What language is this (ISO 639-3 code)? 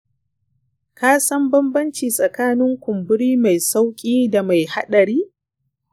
hau